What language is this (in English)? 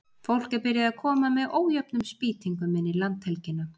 Icelandic